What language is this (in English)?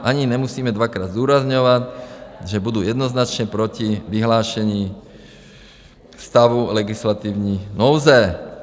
Czech